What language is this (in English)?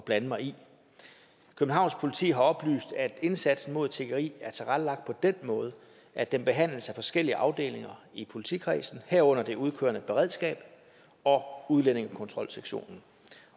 Danish